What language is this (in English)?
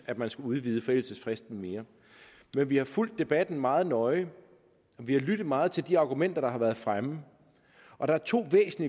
Danish